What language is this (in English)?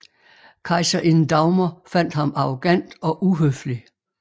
Danish